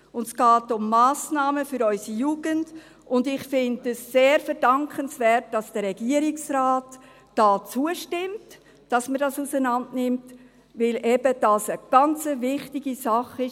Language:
Swiss German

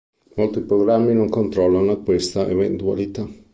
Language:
Italian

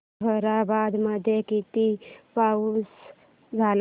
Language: Marathi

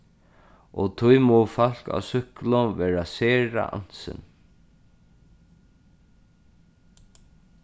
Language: Faroese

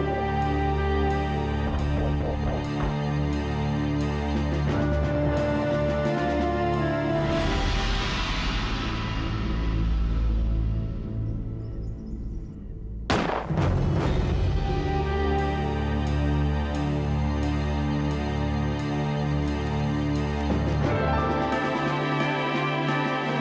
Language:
Indonesian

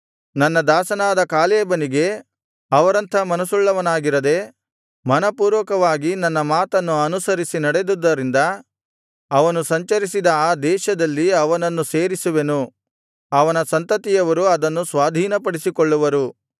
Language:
Kannada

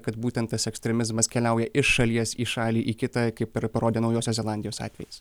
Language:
Lithuanian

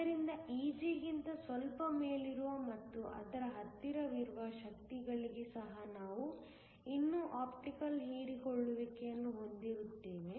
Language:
Kannada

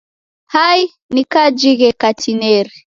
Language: Taita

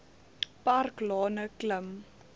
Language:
Afrikaans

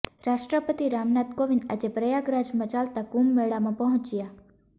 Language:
Gujarati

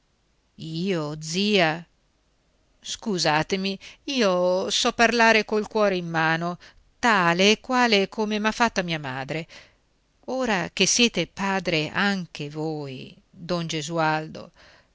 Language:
Italian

